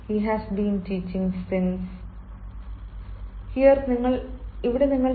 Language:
Malayalam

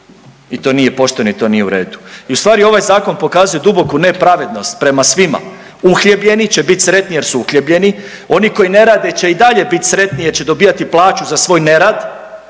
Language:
Croatian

